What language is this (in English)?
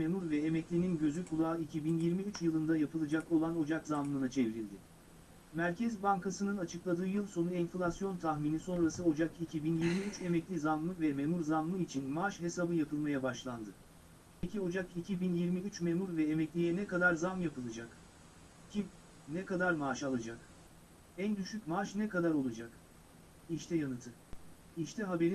Turkish